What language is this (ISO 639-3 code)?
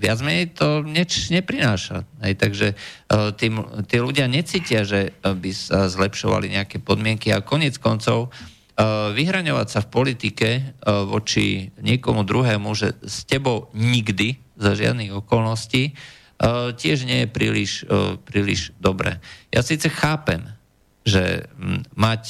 slk